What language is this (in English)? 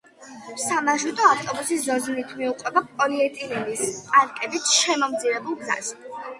Georgian